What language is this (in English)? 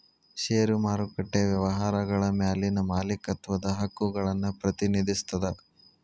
Kannada